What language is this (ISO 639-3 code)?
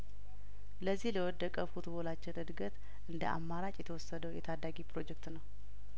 amh